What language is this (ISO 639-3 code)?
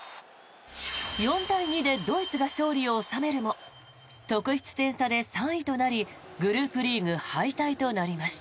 jpn